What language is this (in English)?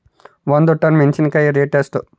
Kannada